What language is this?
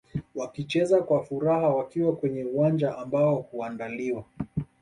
Swahili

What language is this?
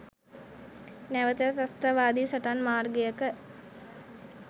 Sinhala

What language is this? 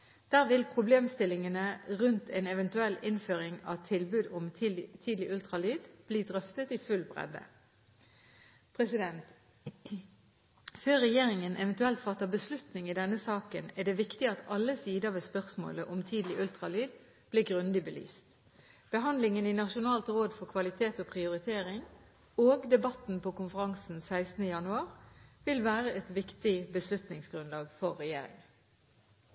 Norwegian Bokmål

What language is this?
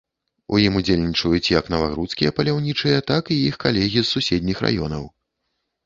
Belarusian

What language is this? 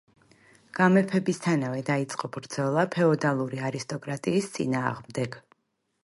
Georgian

